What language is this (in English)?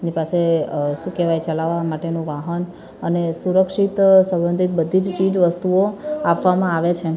Gujarati